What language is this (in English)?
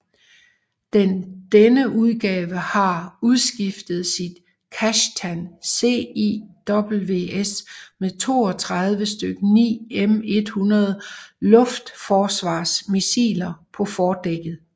Danish